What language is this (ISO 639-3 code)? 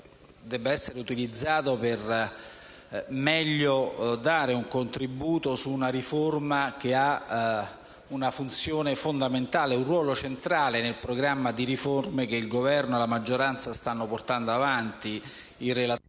ita